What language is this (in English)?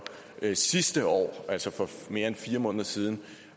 Danish